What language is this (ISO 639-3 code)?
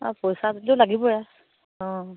asm